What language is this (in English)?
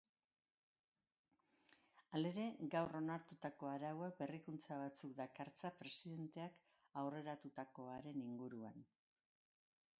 Basque